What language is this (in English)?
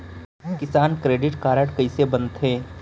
Chhattisgarhi